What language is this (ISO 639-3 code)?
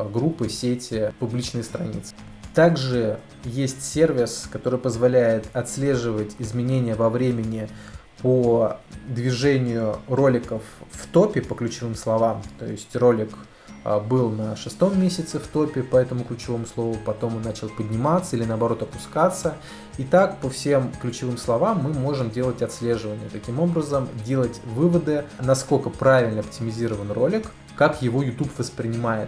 rus